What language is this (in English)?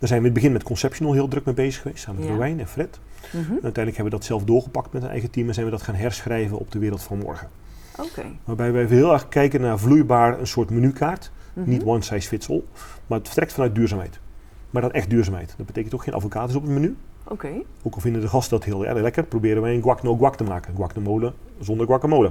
Dutch